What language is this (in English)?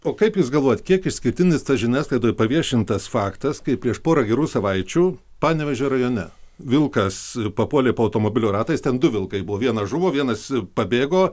Lithuanian